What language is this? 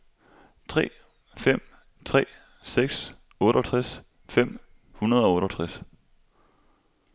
Danish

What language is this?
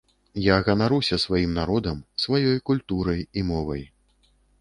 Belarusian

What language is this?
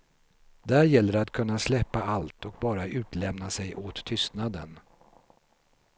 Swedish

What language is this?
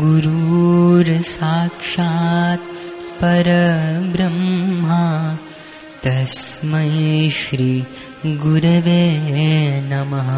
Hindi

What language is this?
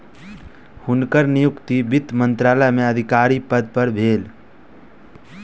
Maithili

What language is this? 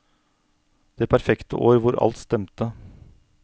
Norwegian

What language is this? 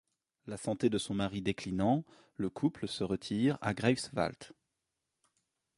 French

